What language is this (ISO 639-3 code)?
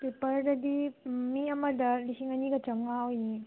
mni